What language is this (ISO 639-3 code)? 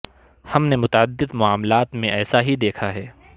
urd